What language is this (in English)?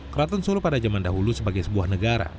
Indonesian